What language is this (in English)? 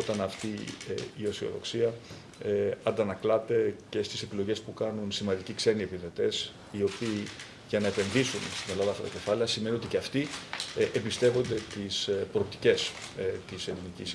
Greek